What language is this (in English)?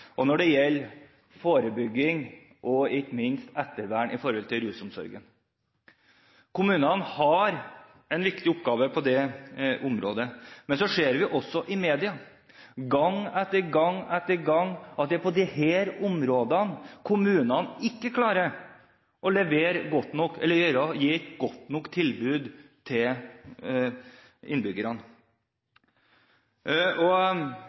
Norwegian Bokmål